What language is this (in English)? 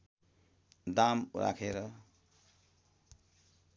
Nepali